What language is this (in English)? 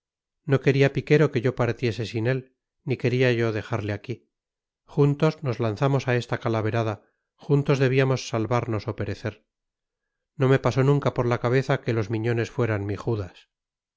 Spanish